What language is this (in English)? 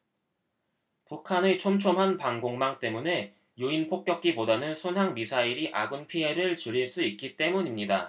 Korean